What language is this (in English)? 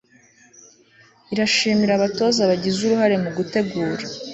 Kinyarwanda